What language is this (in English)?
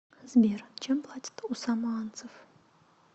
Russian